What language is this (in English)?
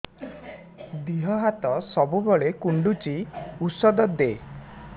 Odia